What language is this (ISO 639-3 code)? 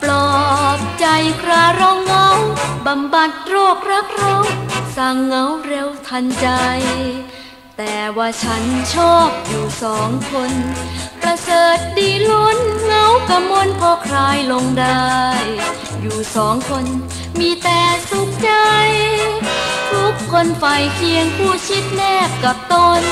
tha